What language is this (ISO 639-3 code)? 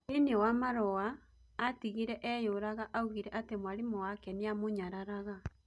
kik